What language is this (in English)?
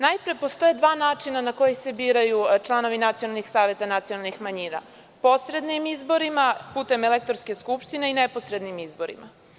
Serbian